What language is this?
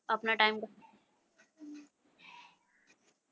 Punjabi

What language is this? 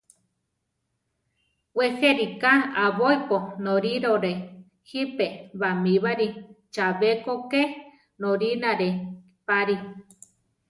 Central Tarahumara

